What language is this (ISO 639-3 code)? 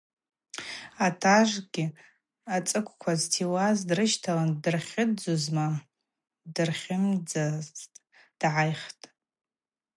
abq